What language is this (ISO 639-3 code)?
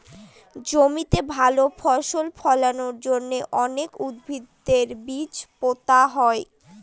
ben